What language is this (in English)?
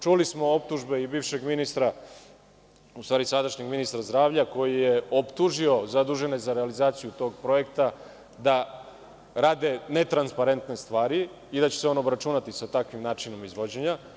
Serbian